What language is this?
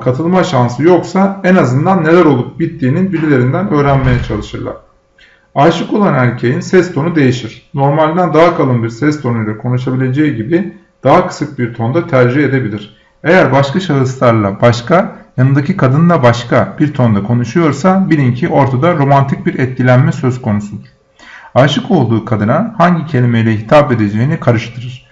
Turkish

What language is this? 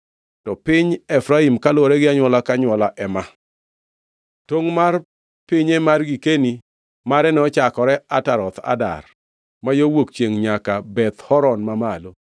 Luo (Kenya and Tanzania)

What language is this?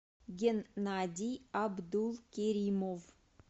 Russian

